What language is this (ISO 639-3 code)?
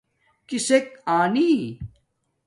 dmk